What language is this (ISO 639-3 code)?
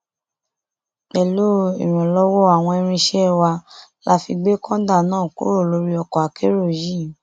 yor